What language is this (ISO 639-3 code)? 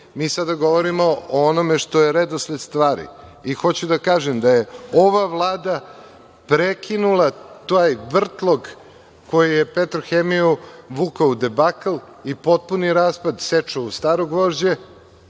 srp